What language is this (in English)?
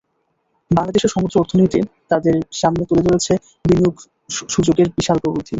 Bangla